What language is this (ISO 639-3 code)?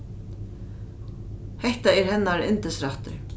fao